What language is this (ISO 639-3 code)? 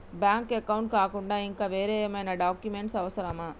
tel